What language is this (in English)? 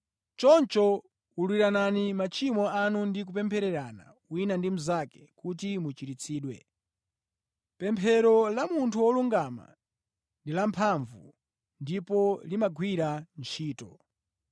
Nyanja